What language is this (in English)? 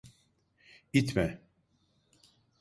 Turkish